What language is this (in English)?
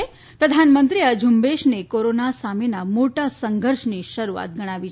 Gujarati